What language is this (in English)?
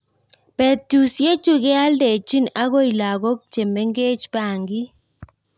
Kalenjin